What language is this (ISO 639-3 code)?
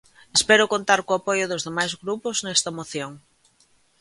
glg